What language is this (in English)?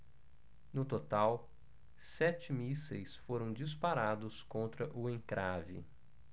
Portuguese